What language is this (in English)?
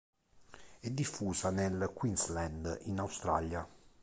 Italian